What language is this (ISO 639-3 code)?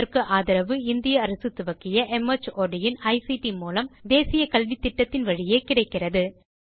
tam